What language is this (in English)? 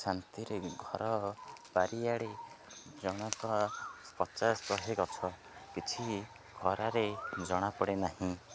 Odia